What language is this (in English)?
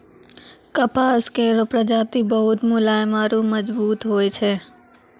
Maithili